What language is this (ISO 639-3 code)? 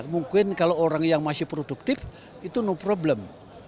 ind